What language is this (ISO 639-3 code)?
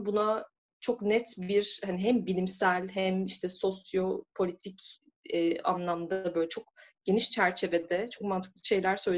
tur